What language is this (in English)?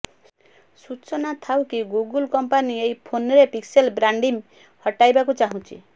Odia